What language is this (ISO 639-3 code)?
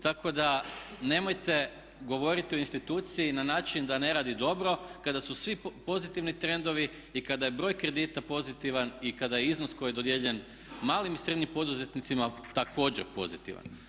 hrv